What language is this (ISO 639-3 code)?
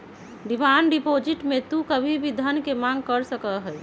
mag